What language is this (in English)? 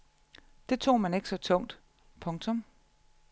Danish